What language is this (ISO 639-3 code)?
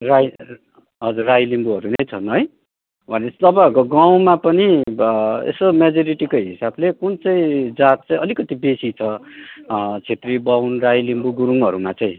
nep